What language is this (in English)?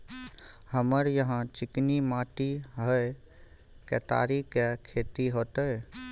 Maithili